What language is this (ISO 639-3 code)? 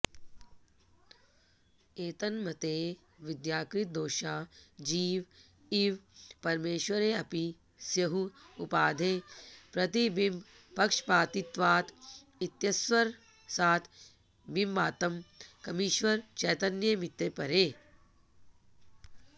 san